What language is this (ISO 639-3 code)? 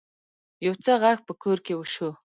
pus